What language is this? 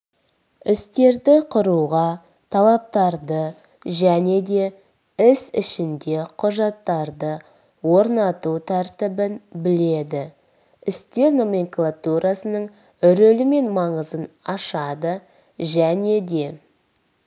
Kazakh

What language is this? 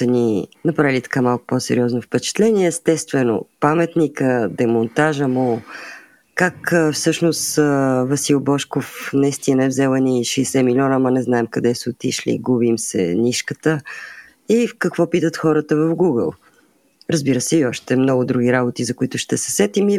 Bulgarian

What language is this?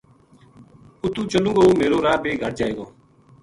Gujari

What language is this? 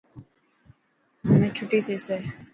Dhatki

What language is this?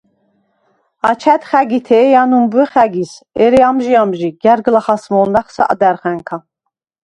Svan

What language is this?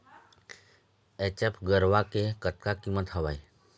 Chhattisgarhi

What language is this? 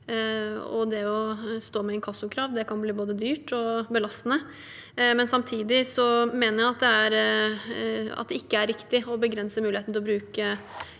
Norwegian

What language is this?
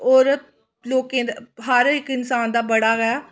Dogri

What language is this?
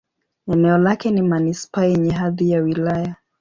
Swahili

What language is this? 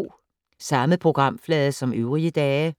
Danish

